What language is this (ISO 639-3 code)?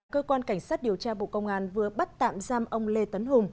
vie